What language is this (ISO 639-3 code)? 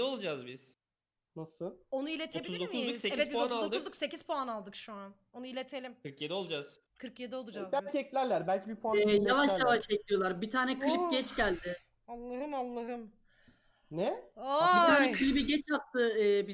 tur